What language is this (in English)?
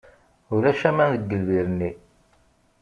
Kabyle